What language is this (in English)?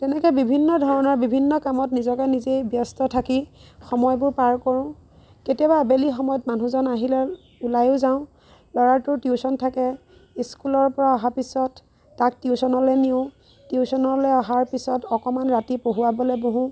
Assamese